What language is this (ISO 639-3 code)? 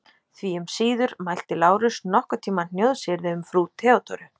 isl